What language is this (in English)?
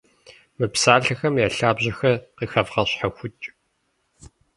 Kabardian